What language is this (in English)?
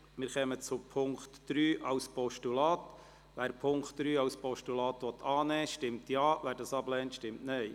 Swiss German